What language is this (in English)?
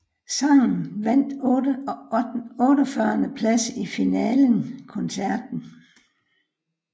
Danish